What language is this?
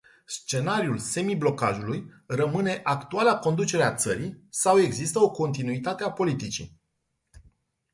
Romanian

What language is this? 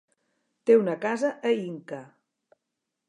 Catalan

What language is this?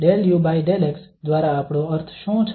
Gujarati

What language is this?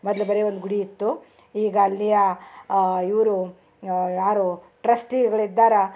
Kannada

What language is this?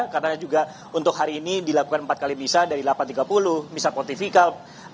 Indonesian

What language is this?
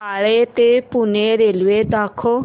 Marathi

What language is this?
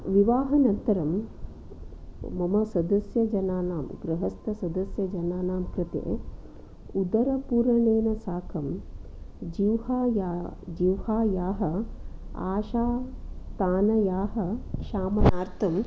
Sanskrit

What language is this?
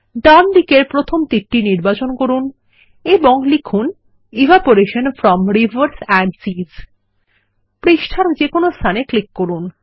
Bangla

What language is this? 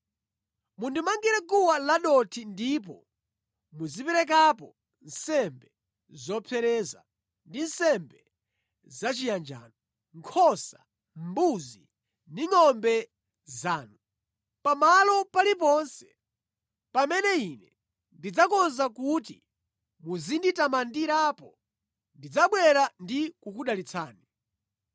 Nyanja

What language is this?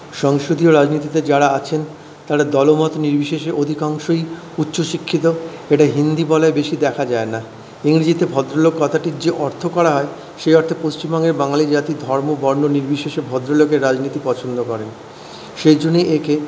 Bangla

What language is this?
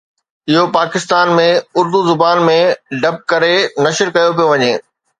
Sindhi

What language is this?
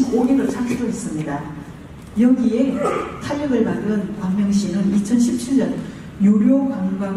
Korean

